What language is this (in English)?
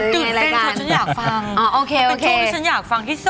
Thai